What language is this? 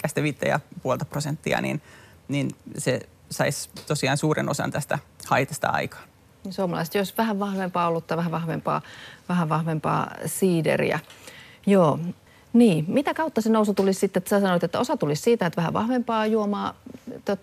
Finnish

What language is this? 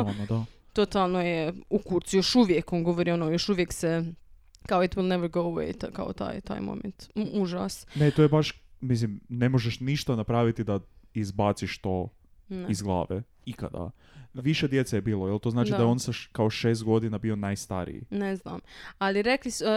Croatian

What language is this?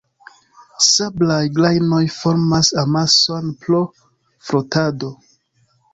Esperanto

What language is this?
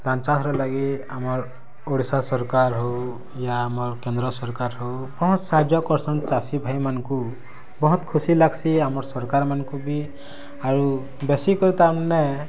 Odia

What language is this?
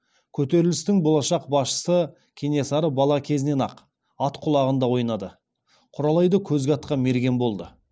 Kazakh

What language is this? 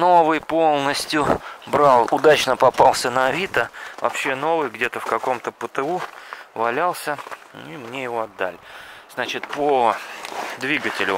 Russian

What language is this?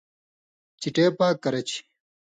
Indus Kohistani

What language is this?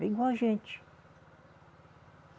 Portuguese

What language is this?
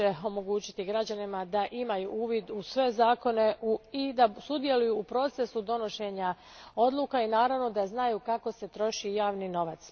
Croatian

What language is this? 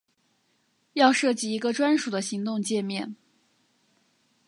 Chinese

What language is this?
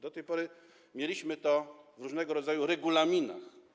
Polish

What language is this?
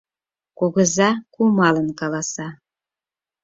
Mari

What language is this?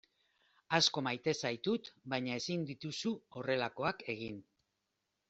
Basque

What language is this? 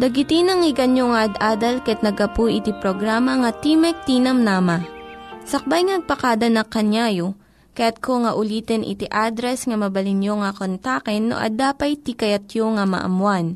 Filipino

